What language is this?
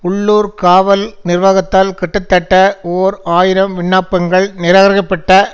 Tamil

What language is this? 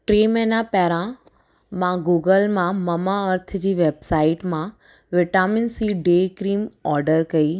Sindhi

